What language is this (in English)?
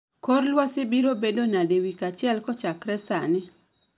Luo (Kenya and Tanzania)